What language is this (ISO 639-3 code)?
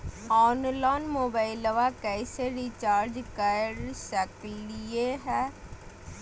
mag